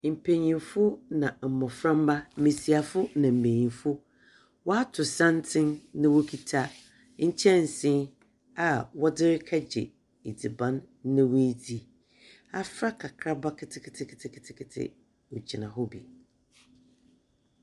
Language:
Akan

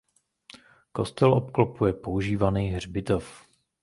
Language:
Czech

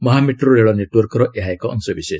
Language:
Odia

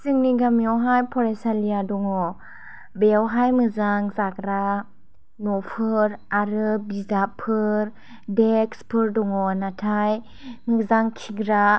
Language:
Bodo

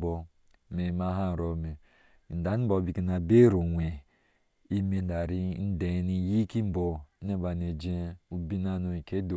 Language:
Ashe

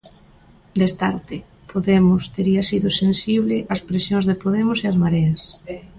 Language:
Galician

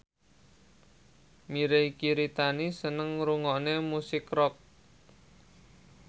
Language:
Javanese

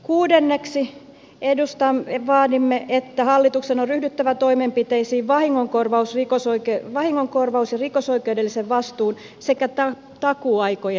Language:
Finnish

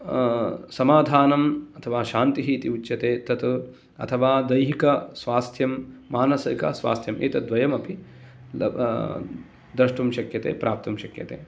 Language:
Sanskrit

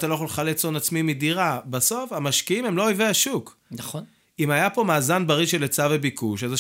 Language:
Hebrew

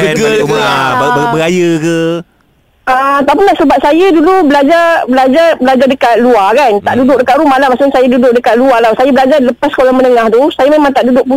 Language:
Malay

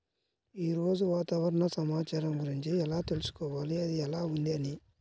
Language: Telugu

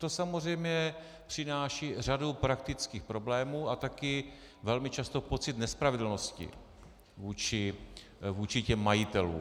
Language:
Czech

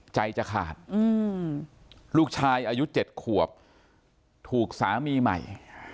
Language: Thai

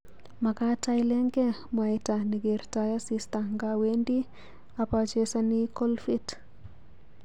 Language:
Kalenjin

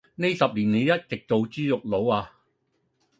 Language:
Cantonese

